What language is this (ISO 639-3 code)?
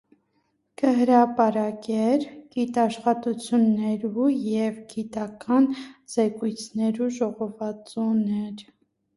hye